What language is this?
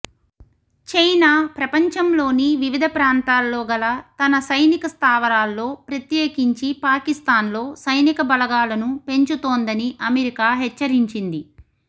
Telugu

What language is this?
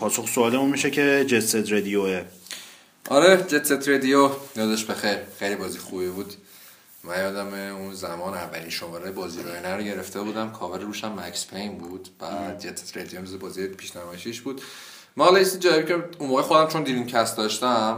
Persian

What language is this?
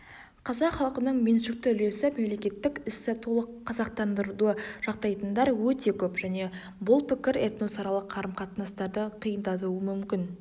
Kazakh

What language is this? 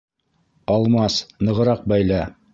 Bashkir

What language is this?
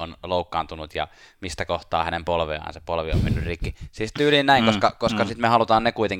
Finnish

